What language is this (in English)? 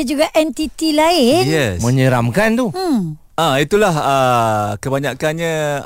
Malay